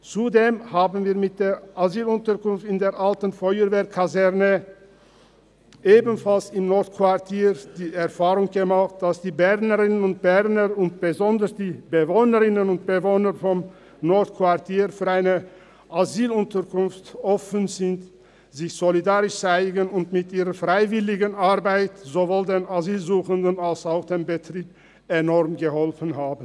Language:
Swiss German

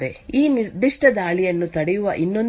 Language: Kannada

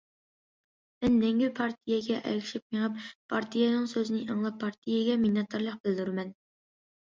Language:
Uyghur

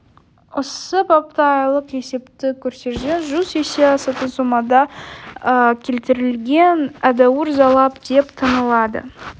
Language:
Kazakh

